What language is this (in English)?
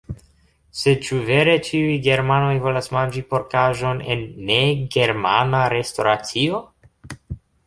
Esperanto